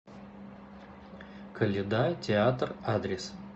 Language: Russian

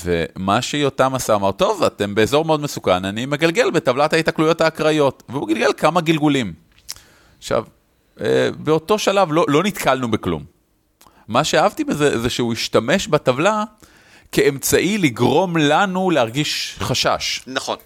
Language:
Hebrew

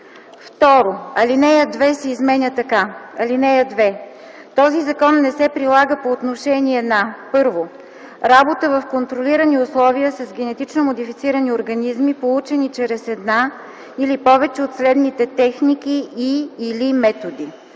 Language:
Bulgarian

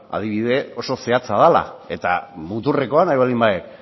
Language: Basque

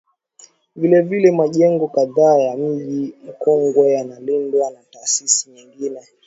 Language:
Swahili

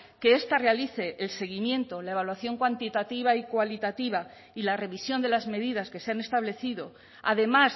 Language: Spanish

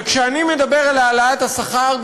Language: Hebrew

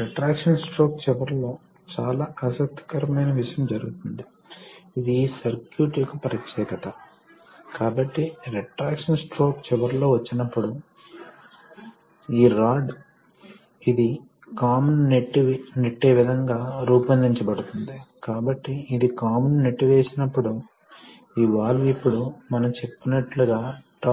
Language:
Telugu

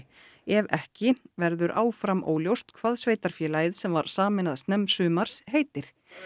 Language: Icelandic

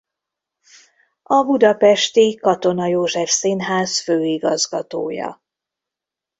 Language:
Hungarian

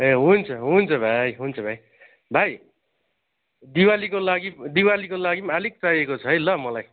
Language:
Nepali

